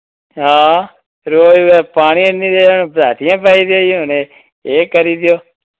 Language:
Dogri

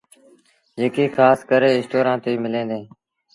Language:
Sindhi Bhil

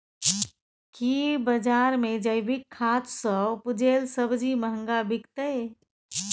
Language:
Maithili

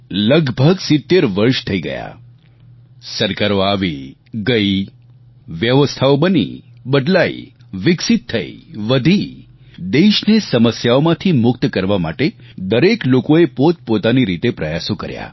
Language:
Gujarati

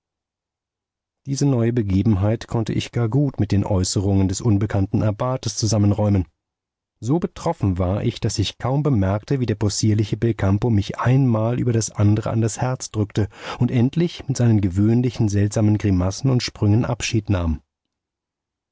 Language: German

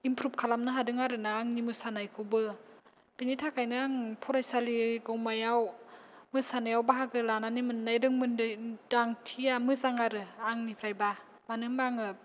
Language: Bodo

